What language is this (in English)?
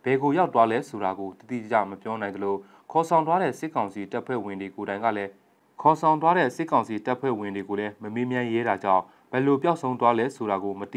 Vietnamese